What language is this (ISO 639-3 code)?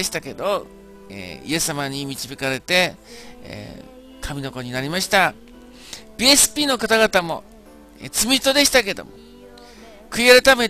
jpn